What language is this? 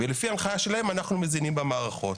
Hebrew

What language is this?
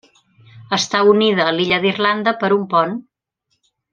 Catalan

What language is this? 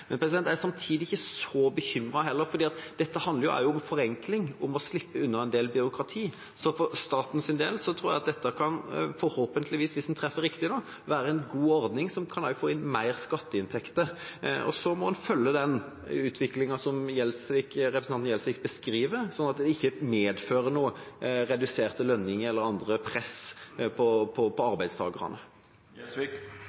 Norwegian Bokmål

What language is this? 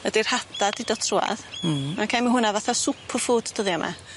Welsh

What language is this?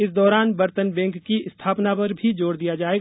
Hindi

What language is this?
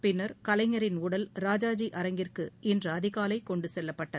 Tamil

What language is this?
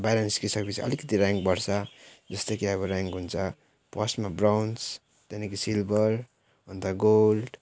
Nepali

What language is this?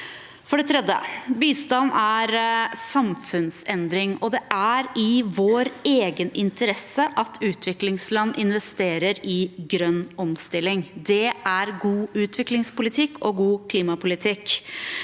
Norwegian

